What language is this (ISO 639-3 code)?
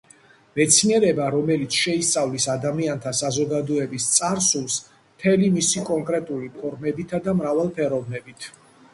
kat